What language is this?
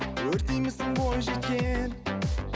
Kazakh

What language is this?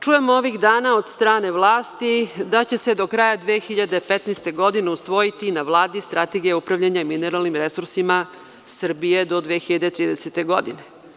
Serbian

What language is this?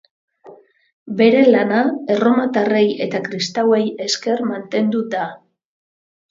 Basque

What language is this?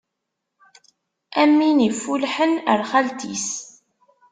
Kabyle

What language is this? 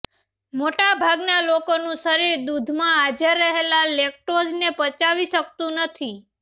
Gujarati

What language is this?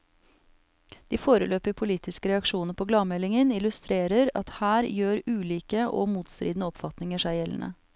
Norwegian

